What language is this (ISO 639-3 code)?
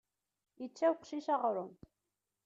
kab